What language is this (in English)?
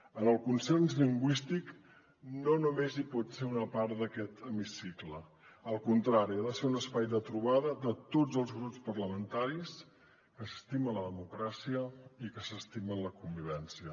Catalan